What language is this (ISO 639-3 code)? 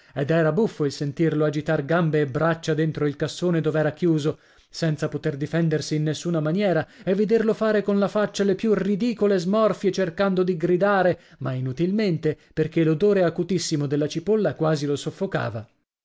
ita